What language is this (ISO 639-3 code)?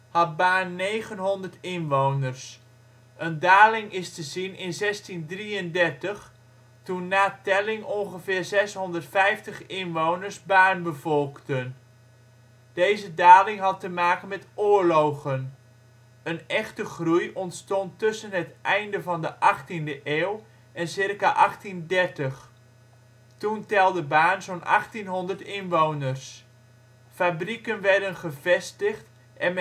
nld